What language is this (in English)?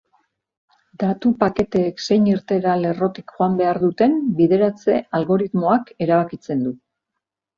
Basque